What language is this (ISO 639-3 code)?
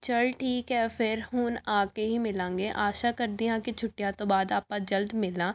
pan